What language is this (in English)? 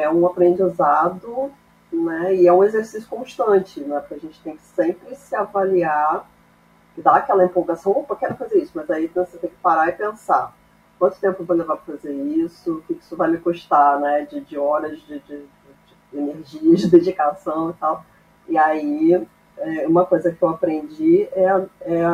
Portuguese